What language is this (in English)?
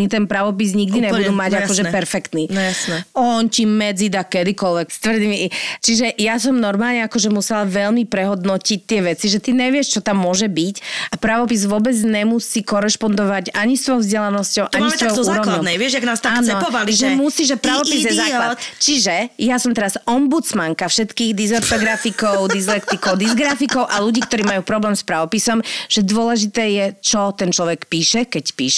Slovak